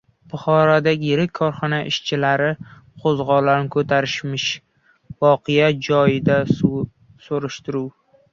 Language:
Uzbek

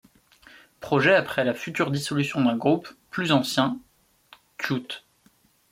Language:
French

